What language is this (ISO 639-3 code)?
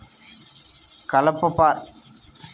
tel